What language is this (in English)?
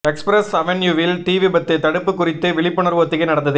Tamil